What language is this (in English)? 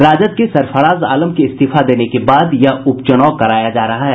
Hindi